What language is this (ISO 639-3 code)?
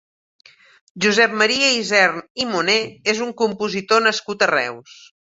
cat